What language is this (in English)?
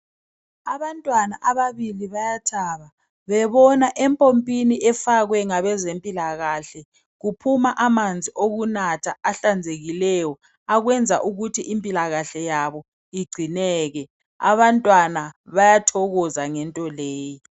North Ndebele